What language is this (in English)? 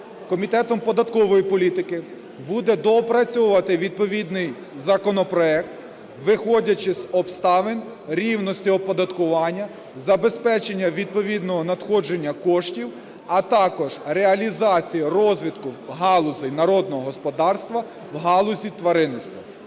Ukrainian